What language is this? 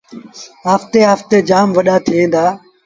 Sindhi Bhil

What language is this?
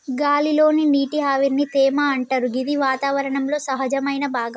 Telugu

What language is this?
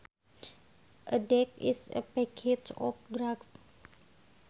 Sundanese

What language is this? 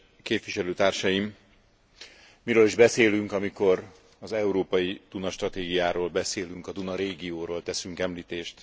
Hungarian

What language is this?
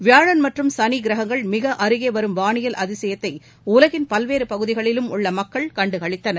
Tamil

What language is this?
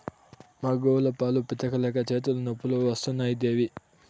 Telugu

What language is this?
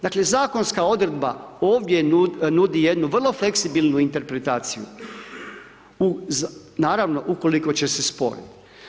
Croatian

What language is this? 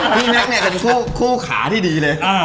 Thai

